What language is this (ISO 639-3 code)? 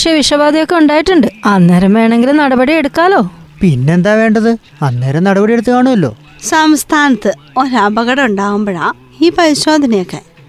mal